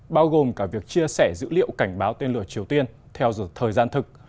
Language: Vietnamese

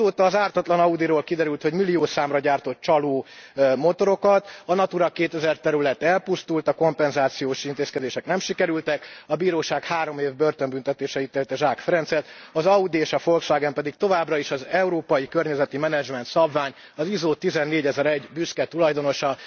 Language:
Hungarian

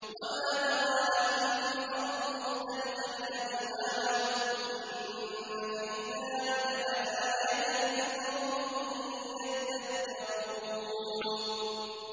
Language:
Arabic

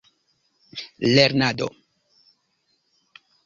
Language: Esperanto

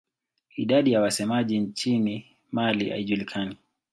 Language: Swahili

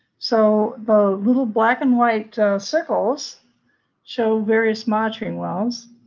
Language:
English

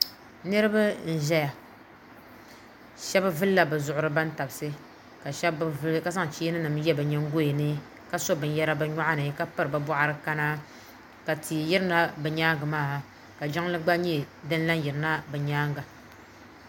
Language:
Dagbani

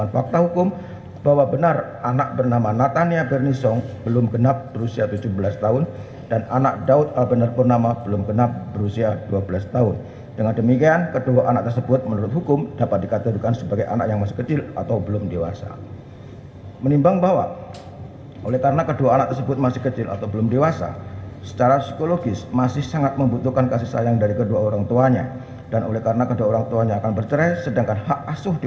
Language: Indonesian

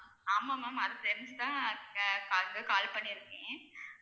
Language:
Tamil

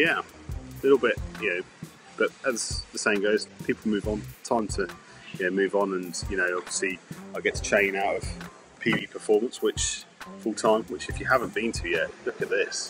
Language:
English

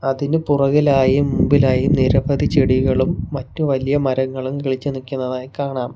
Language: Malayalam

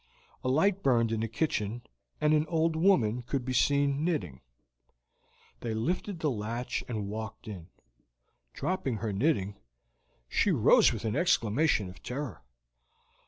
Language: English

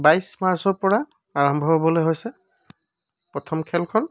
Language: Assamese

